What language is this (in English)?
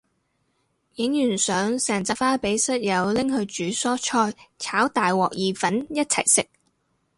Cantonese